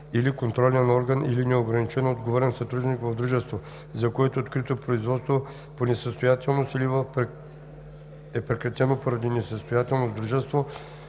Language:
Bulgarian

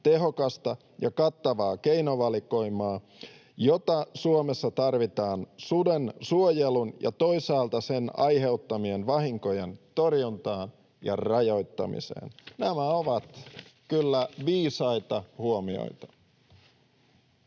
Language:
Finnish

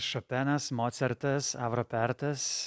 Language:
Lithuanian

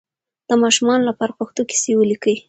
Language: Pashto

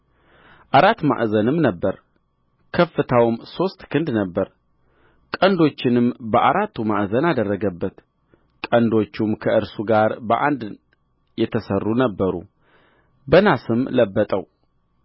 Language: Amharic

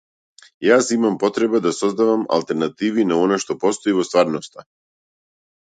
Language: Macedonian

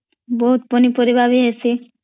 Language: Odia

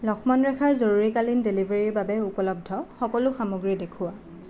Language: Assamese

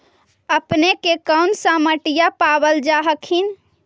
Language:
Magahi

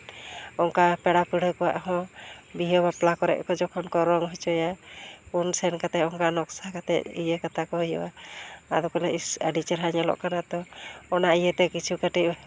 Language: Santali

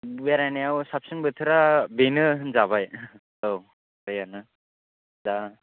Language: Bodo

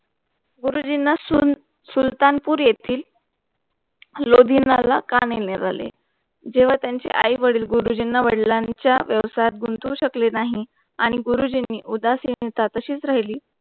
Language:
Marathi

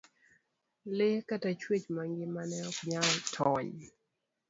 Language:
Luo (Kenya and Tanzania)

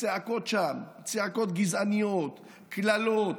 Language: Hebrew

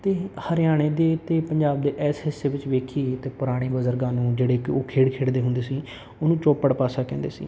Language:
Punjabi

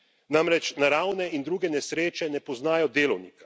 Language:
Slovenian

